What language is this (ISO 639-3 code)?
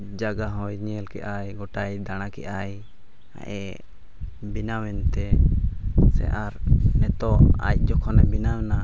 sat